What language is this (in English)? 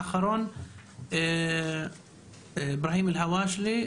Hebrew